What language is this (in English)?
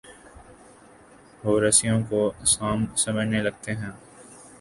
Urdu